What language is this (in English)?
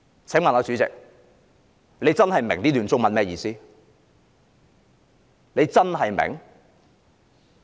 Cantonese